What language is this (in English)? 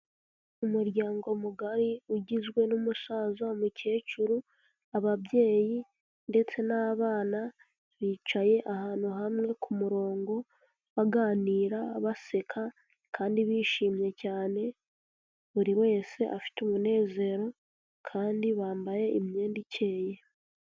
Kinyarwanda